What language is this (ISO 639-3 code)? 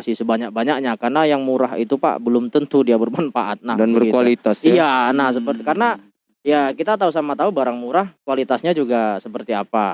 ind